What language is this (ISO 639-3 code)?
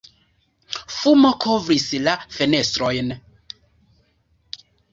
epo